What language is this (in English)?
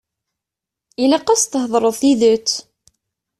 Kabyle